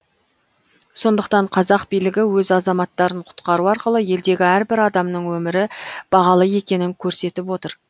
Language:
Kazakh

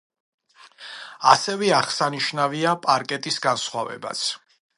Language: Georgian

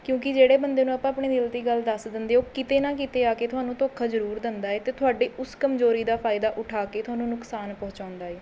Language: Punjabi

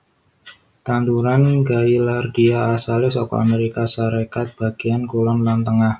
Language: Javanese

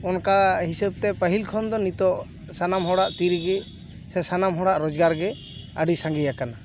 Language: Santali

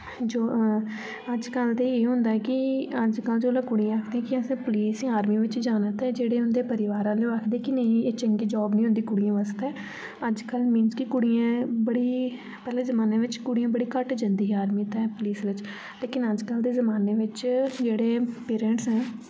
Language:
Dogri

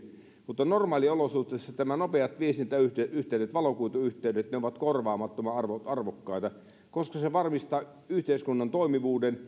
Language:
Finnish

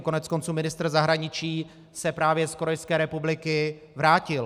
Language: Czech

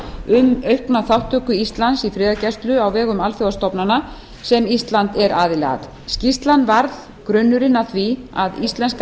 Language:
Icelandic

